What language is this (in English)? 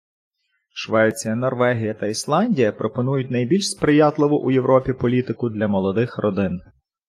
Ukrainian